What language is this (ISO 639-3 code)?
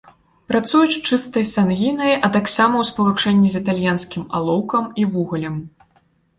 bel